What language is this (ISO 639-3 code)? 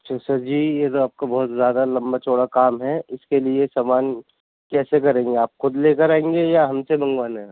urd